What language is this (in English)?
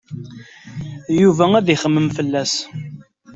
Kabyle